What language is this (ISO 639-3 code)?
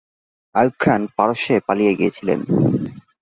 ben